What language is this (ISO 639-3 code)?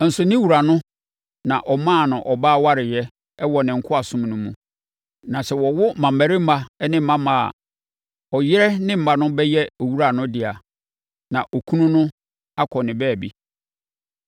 aka